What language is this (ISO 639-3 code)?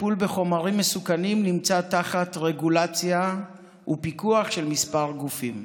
heb